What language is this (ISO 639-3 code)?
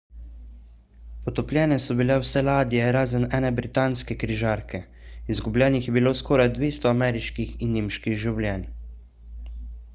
slv